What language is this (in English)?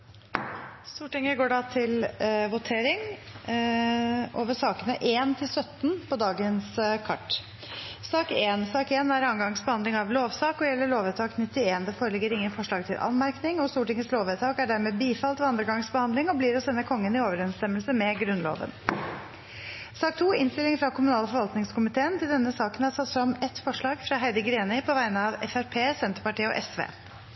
Norwegian Bokmål